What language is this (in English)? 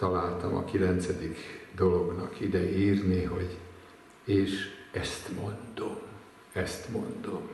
Hungarian